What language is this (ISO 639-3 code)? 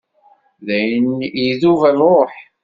kab